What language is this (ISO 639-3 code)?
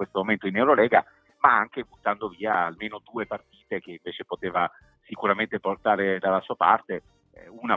ita